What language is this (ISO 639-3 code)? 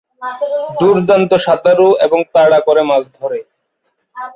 ben